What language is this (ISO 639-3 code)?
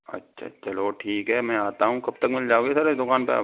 hin